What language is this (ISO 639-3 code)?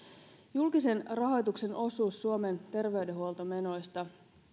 fin